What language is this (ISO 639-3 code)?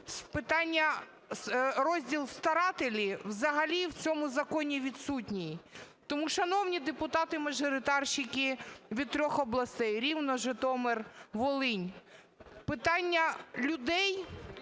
ukr